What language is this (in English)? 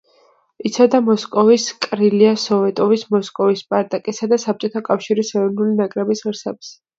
Georgian